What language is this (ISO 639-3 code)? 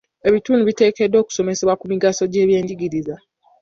lug